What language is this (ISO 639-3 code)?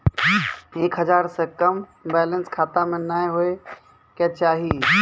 mai